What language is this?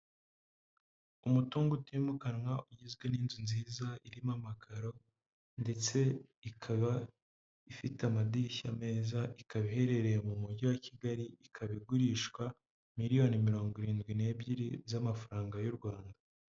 Kinyarwanda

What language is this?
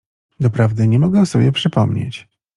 Polish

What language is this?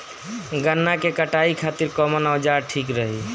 Bhojpuri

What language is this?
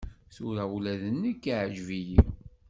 Kabyle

